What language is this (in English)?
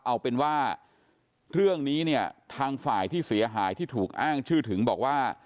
Thai